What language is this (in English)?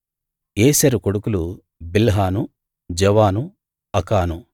Telugu